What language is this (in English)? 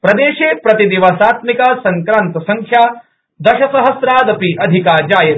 Sanskrit